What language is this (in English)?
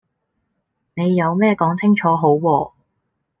Cantonese